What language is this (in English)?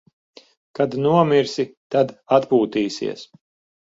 Latvian